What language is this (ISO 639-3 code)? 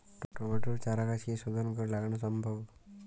ben